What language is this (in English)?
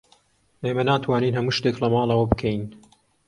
Central Kurdish